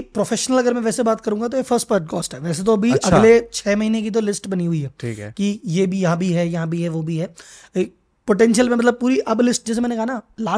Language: Hindi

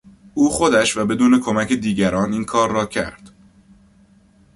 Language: Persian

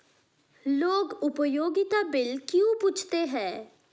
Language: Hindi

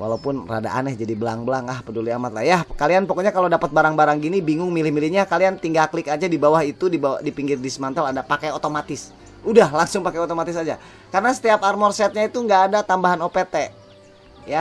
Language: Indonesian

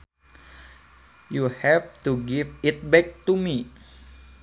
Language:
Sundanese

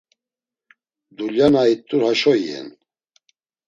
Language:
Laz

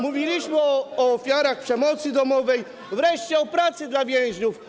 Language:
Polish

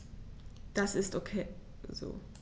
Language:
German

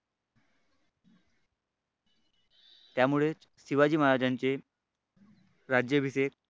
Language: Marathi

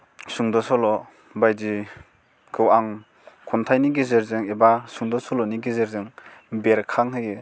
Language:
Bodo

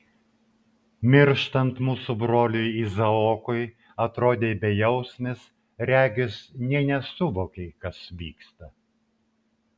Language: Lithuanian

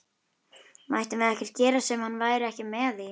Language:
Icelandic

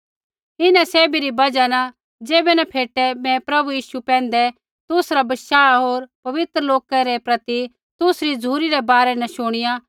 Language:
Kullu Pahari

